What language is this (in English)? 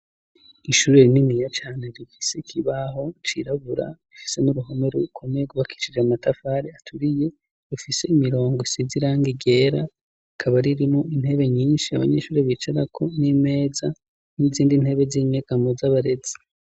Rundi